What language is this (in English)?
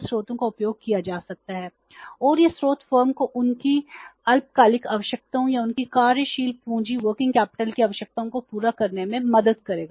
Hindi